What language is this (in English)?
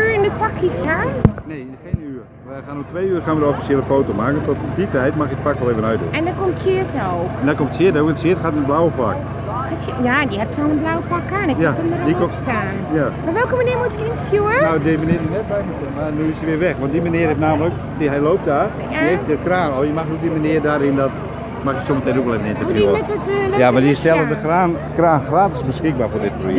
Dutch